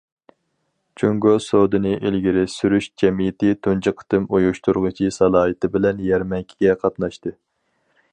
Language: Uyghur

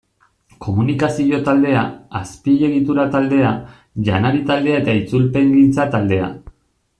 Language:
Basque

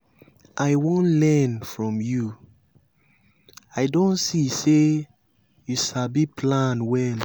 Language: Nigerian Pidgin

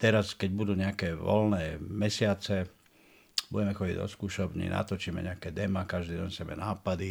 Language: Slovak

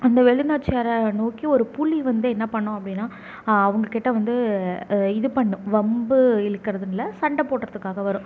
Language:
Tamil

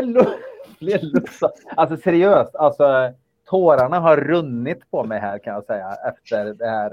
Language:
Swedish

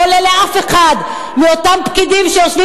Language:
Hebrew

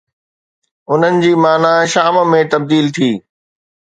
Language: Sindhi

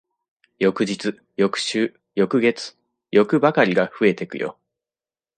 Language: Japanese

